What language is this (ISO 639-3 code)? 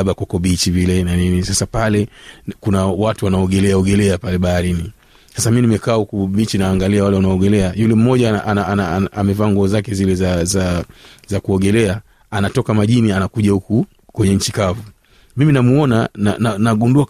swa